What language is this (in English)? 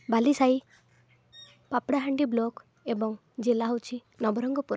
Odia